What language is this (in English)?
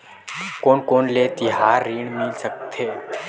Chhattisgarhi